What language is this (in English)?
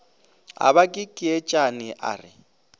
Northern Sotho